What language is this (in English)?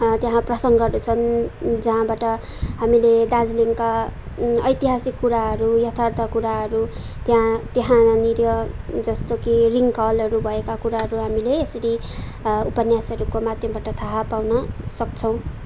Nepali